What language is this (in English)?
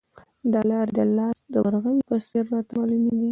Pashto